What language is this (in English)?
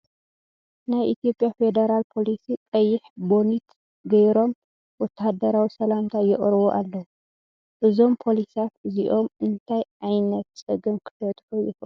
Tigrinya